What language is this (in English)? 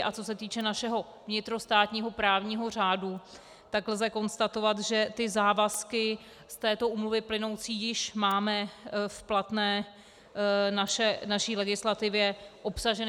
Czech